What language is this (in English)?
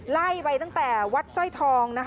Thai